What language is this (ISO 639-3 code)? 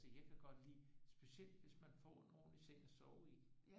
dan